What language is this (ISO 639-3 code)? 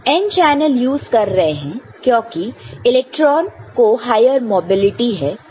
hin